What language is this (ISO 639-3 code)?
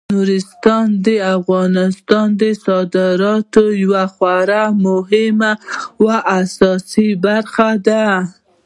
pus